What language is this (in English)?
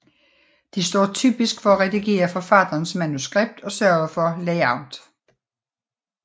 Danish